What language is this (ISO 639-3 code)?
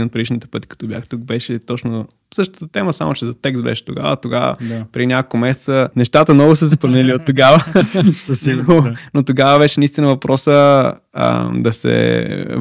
bul